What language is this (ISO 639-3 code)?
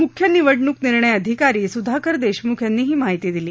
mar